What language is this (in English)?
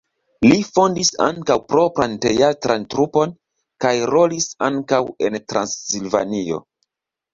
Esperanto